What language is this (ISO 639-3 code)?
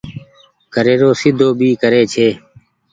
gig